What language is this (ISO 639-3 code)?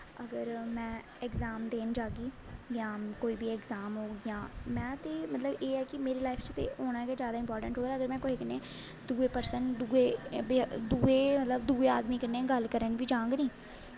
doi